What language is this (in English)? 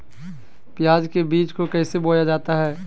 Magahi